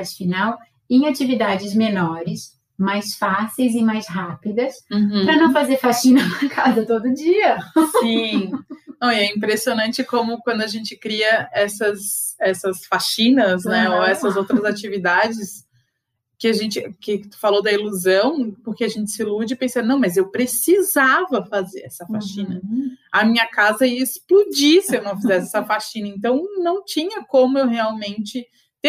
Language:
Portuguese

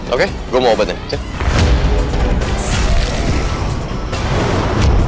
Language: Indonesian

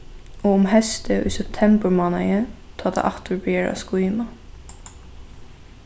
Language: Faroese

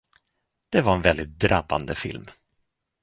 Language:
Swedish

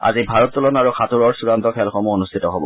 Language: Assamese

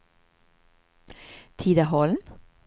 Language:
Swedish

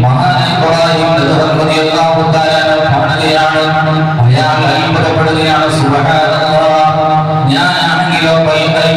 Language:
Arabic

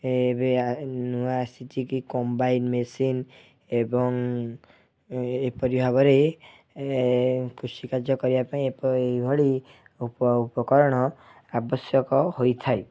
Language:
Odia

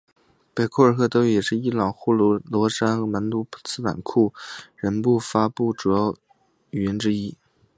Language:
Chinese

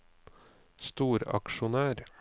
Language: Norwegian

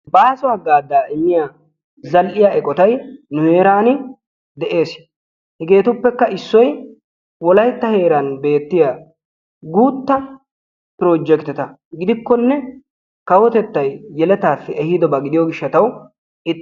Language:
Wolaytta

